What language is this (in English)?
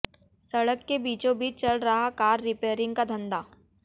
Hindi